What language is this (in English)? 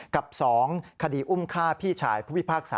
Thai